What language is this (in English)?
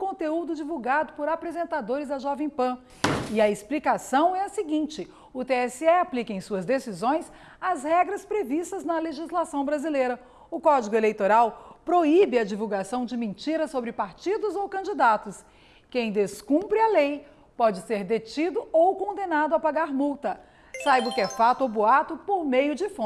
Portuguese